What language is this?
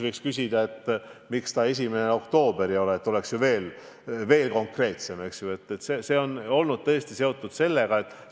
Estonian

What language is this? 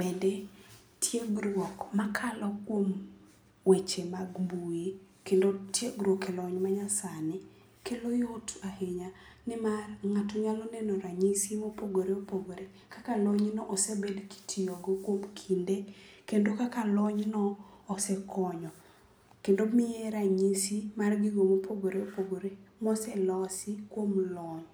Luo (Kenya and Tanzania)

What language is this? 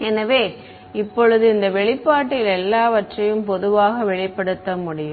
Tamil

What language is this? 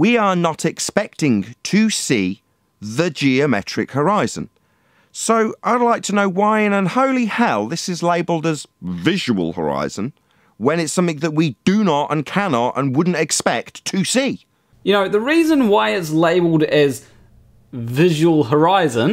English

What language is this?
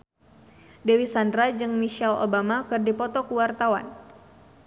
Sundanese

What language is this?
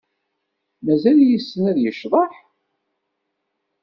Kabyle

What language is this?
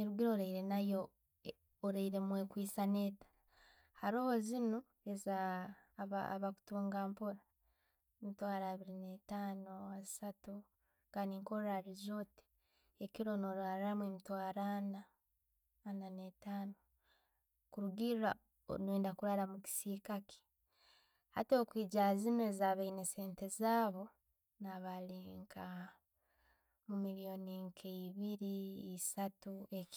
Tooro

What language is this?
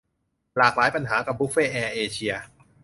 Thai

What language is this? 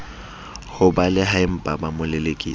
Southern Sotho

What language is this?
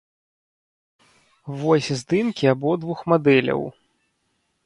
Belarusian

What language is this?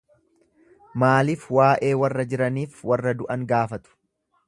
Oromo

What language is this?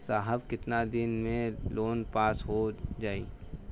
Bhojpuri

